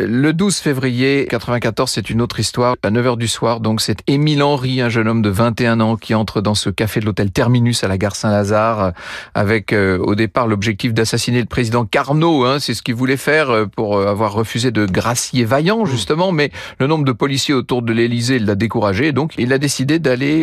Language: French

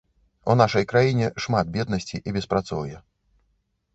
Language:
Belarusian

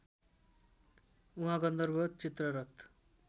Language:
Nepali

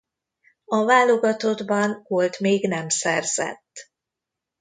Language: Hungarian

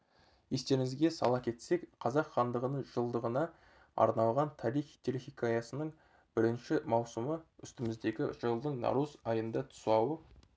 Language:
Kazakh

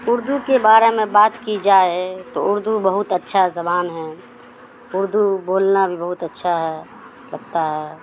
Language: Urdu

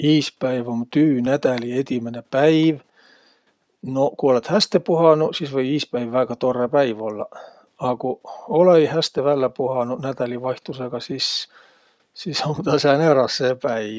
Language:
Võro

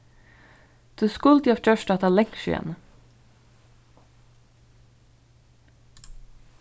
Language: Faroese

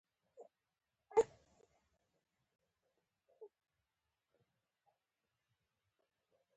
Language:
Pashto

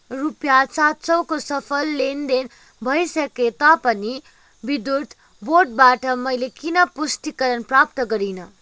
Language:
Nepali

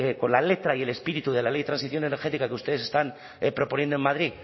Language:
Spanish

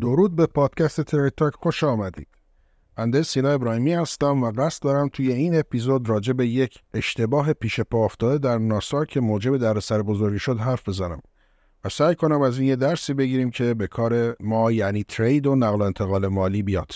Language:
Persian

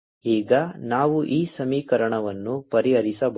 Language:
Kannada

